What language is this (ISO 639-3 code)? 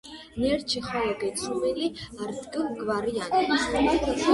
xmf